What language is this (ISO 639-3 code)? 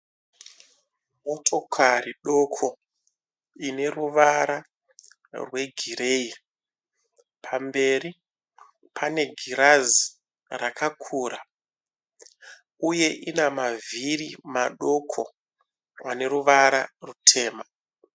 sna